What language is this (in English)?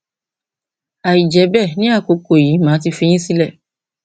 Yoruba